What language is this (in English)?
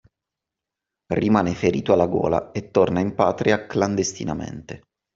Italian